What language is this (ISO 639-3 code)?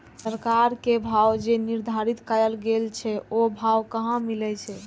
mai